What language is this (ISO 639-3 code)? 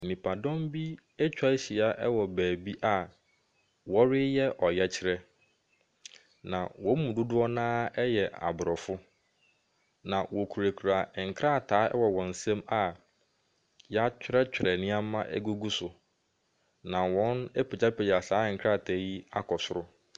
aka